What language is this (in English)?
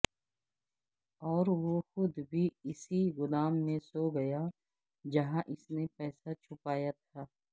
Urdu